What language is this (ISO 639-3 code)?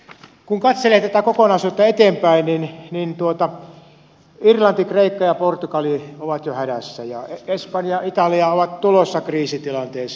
fin